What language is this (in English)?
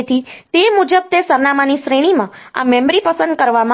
Gujarati